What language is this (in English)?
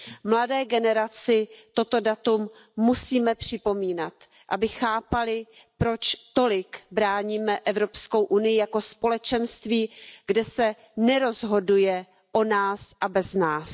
Czech